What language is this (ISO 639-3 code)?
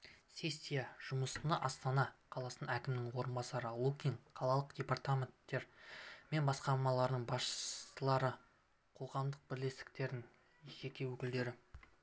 kaz